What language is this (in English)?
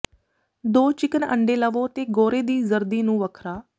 Punjabi